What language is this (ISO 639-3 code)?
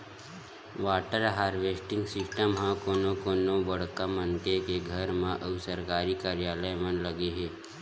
hne